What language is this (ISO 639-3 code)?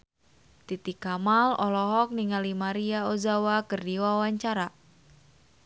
sun